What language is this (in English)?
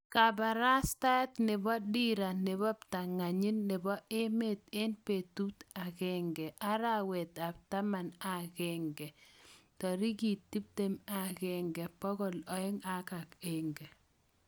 Kalenjin